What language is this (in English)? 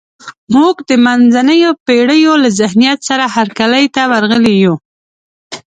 Pashto